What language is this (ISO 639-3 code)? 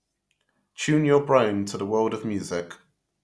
eng